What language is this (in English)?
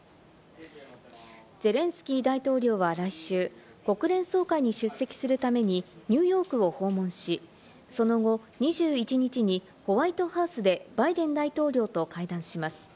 Japanese